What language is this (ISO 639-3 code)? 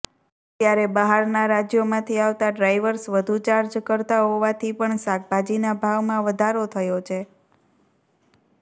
guj